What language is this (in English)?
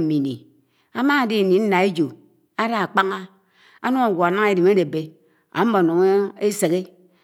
Anaang